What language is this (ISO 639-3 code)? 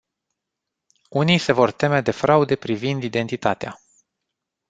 ron